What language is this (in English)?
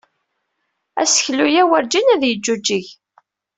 Kabyle